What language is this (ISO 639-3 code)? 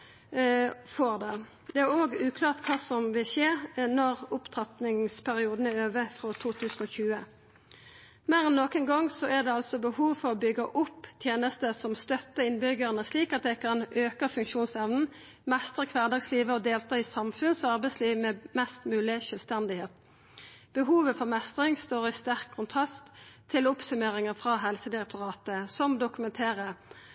nno